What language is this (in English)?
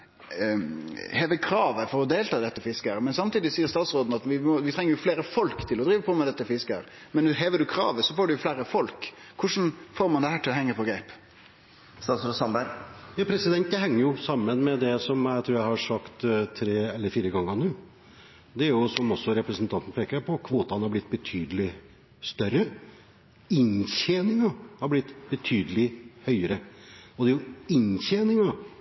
Norwegian